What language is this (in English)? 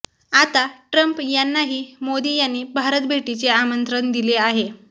Marathi